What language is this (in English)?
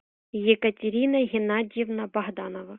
Russian